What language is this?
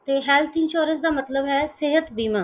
Punjabi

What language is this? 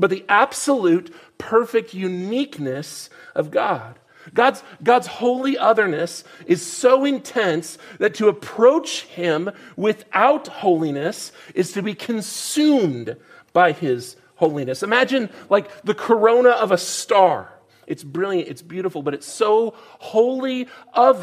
English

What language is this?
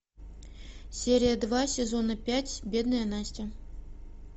Russian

